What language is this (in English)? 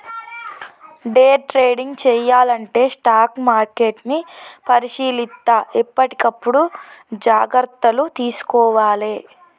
Telugu